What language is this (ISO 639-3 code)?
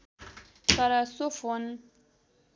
nep